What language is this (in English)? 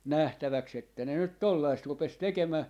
Finnish